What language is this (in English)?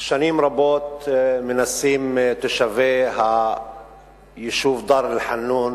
Hebrew